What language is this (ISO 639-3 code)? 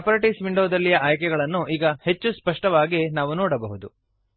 kan